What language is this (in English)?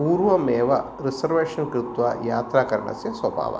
Sanskrit